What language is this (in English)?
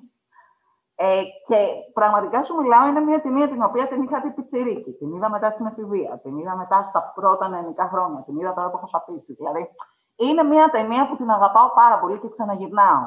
Greek